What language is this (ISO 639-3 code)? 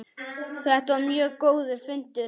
isl